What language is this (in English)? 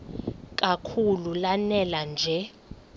Xhosa